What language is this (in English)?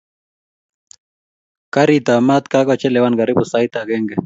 Kalenjin